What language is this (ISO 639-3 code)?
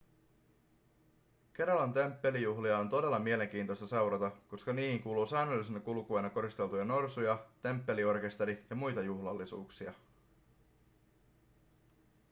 fin